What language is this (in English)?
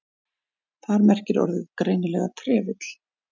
Icelandic